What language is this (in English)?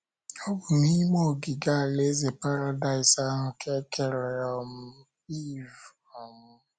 Igbo